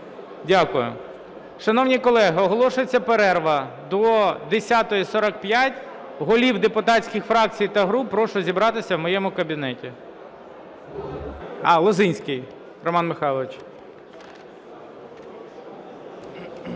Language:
Ukrainian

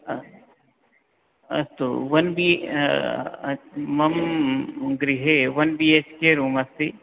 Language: Sanskrit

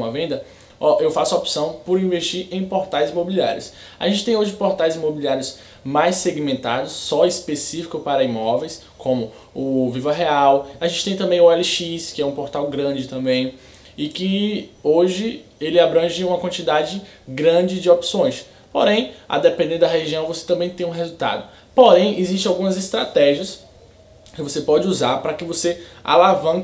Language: Portuguese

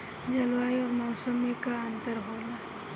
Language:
Bhojpuri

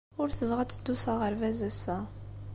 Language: Kabyle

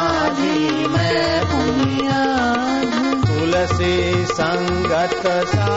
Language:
Hindi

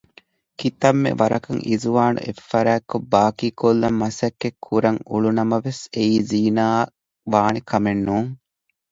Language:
Divehi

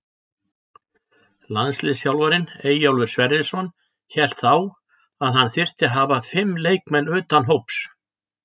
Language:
Icelandic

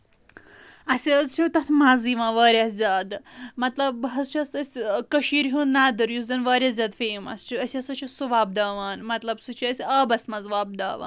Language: Kashmiri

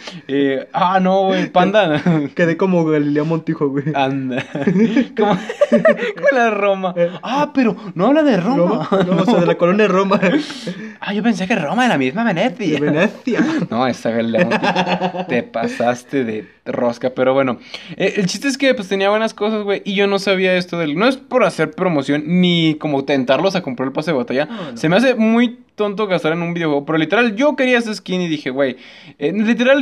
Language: Spanish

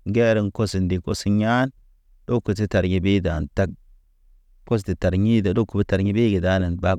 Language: Naba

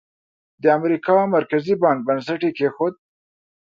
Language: Pashto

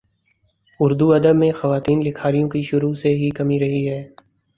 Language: Urdu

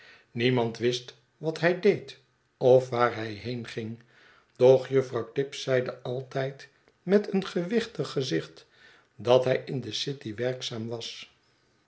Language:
Dutch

